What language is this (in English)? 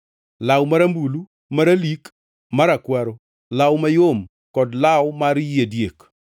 Luo (Kenya and Tanzania)